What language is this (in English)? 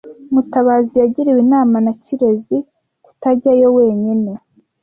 Kinyarwanda